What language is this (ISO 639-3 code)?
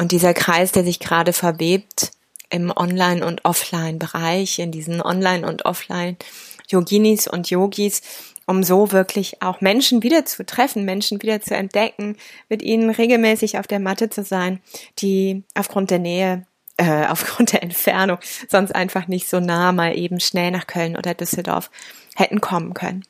deu